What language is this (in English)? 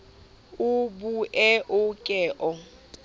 Southern Sotho